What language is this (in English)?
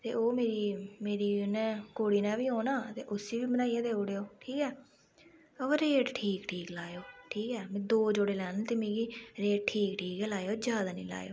Dogri